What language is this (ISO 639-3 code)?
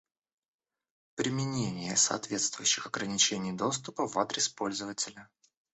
rus